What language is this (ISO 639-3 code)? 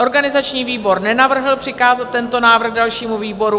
ces